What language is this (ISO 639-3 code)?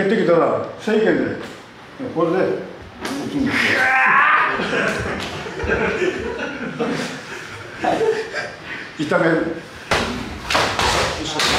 jpn